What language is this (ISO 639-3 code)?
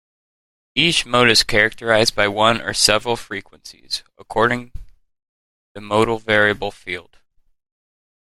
eng